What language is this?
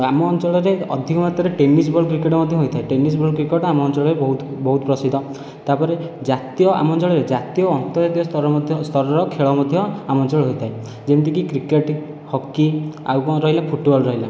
Odia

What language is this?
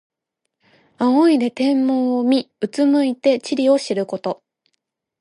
Japanese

